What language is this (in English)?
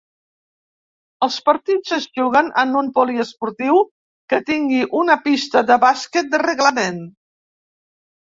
Catalan